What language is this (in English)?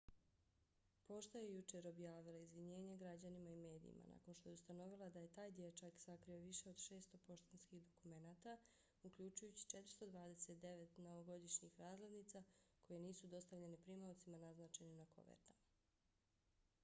Bosnian